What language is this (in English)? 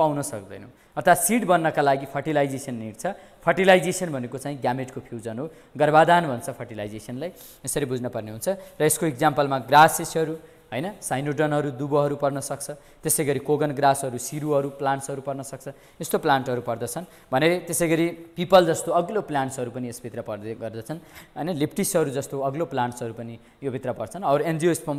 Hindi